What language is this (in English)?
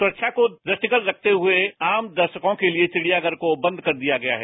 Hindi